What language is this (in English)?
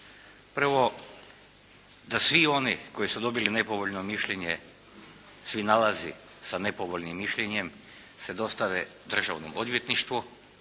Croatian